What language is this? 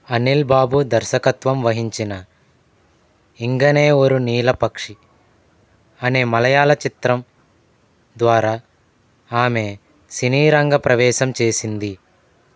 Telugu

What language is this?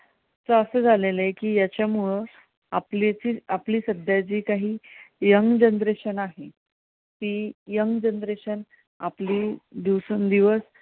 Marathi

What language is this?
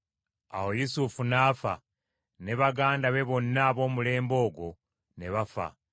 Ganda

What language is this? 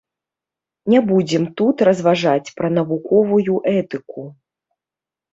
Belarusian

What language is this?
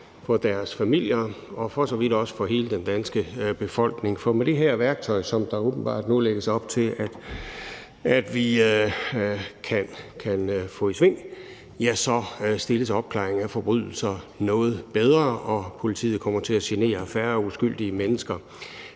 Danish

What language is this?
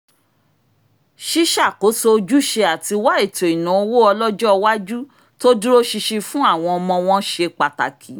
Yoruba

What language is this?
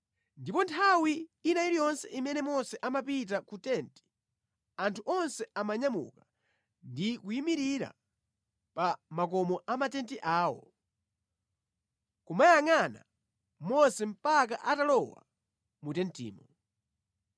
Nyanja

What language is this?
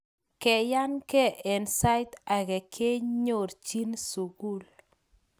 Kalenjin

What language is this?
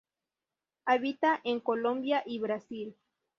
Spanish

